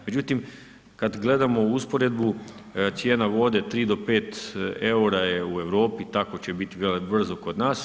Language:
Croatian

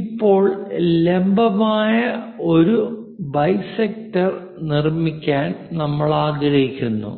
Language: Malayalam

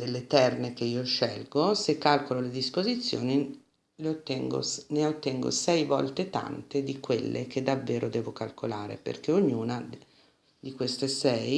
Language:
Italian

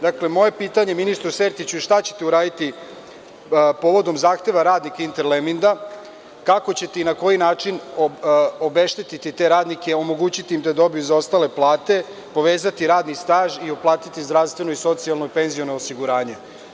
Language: Serbian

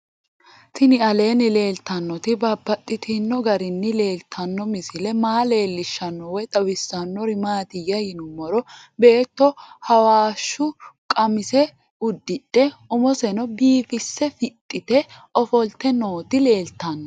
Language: Sidamo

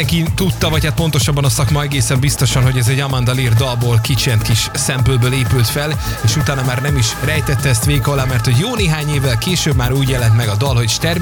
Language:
Hungarian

